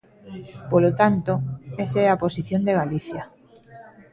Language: Galician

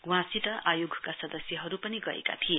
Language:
Nepali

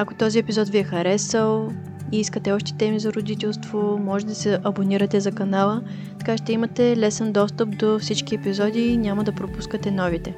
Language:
Bulgarian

